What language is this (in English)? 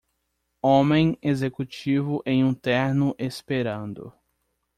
Portuguese